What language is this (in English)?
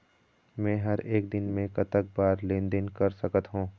Chhattisgarhi